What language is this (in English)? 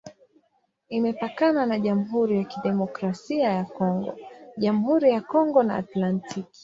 Swahili